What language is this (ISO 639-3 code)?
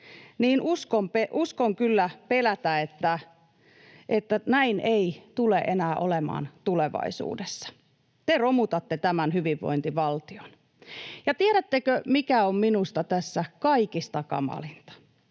fin